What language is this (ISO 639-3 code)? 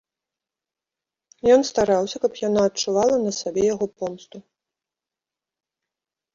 bel